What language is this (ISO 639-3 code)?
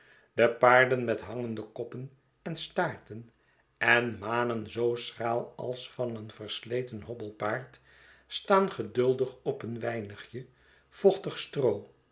nld